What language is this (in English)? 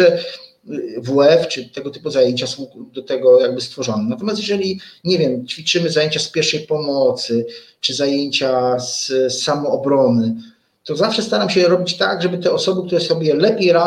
Polish